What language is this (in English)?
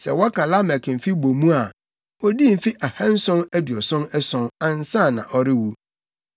Akan